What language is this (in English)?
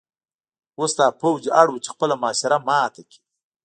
Pashto